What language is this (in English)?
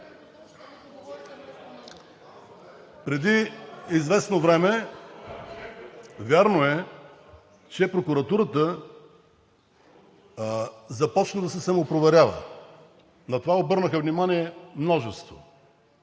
Bulgarian